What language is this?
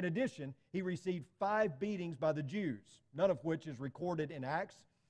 English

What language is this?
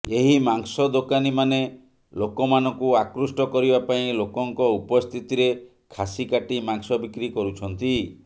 Odia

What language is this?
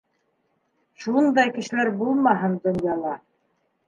Bashkir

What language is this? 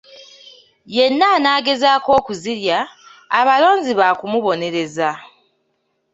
Ganda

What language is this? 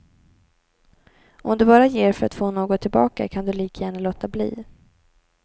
Swedish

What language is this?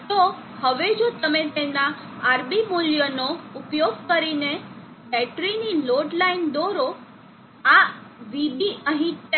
Gujarati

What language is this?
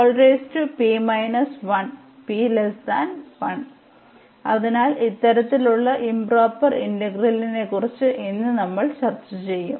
Malayalam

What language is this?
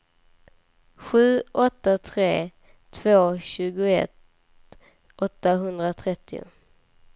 Swedish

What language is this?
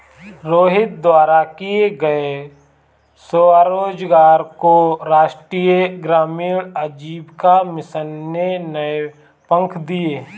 Hindi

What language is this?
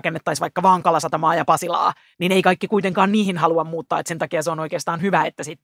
Finnish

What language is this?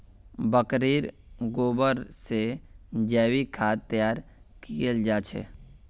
Magahi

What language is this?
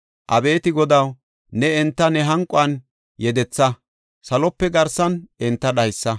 Gofa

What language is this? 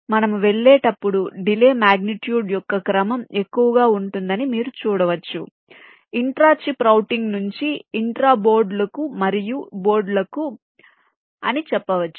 Telugu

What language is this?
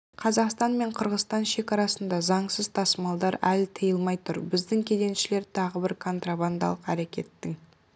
Kazakh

